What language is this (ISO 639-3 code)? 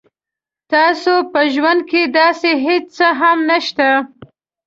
pus